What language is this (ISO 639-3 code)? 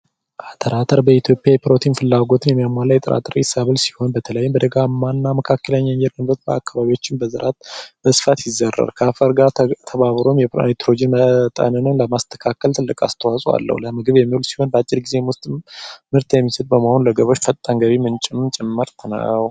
amh